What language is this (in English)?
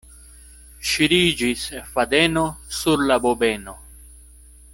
Esperanto